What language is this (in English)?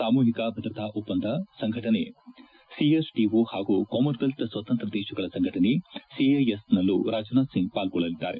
Kannada